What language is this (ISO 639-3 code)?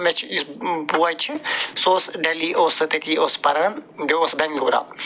kas